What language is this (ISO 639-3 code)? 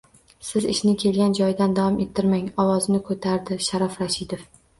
uzb